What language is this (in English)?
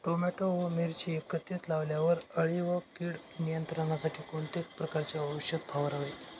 Marathi